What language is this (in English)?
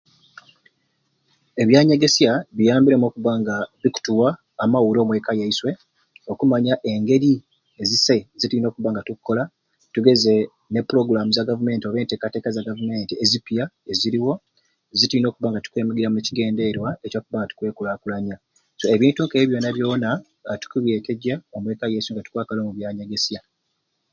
Ruuli